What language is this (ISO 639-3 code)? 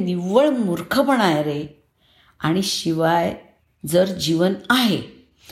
mar